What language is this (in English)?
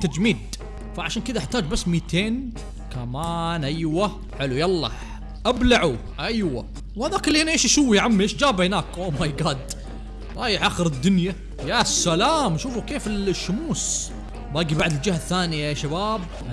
Arabic